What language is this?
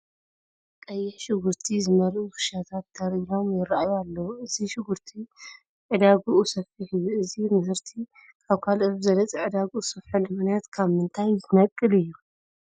Tigrinya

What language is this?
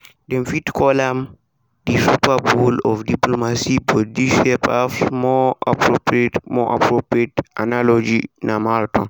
Nigerian Pidgin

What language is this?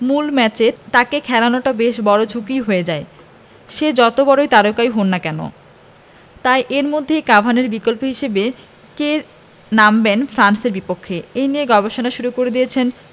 Bangla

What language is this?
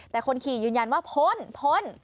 Thai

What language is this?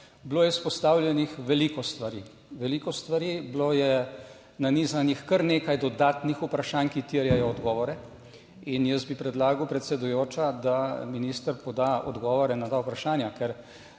Slovenian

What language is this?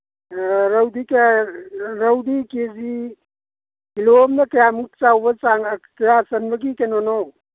Manipuri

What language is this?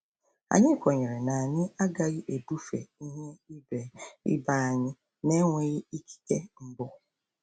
Igbo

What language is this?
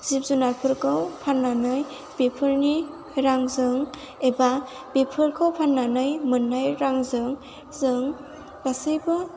Bodo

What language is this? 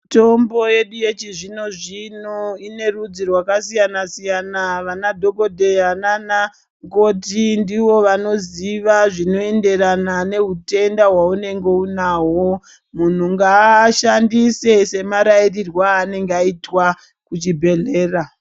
Ndau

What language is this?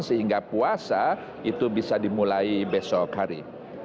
Indonesian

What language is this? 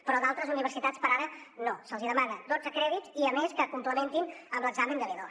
Catalan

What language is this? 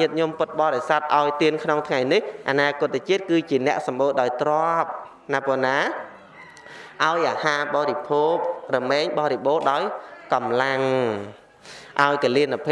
Vietnamese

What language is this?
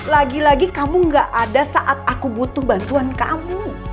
Indonesian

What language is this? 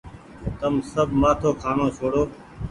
Goaria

